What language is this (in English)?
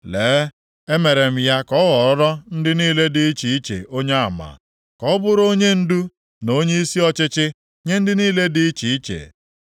Igbo